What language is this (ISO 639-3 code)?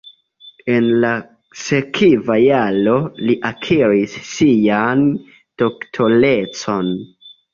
epo